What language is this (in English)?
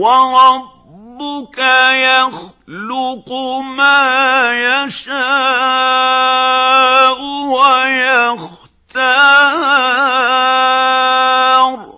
Arabic